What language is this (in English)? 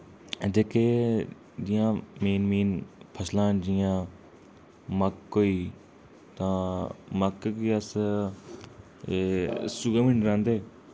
Dogri